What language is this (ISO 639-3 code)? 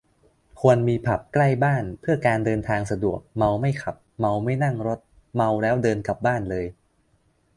tha